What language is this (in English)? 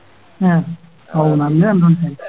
Malayalam